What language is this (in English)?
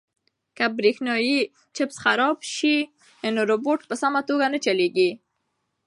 Pashto